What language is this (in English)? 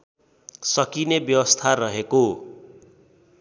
Nepali